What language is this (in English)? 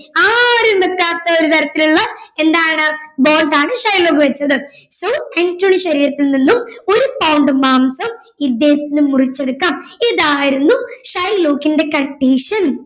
Malayalam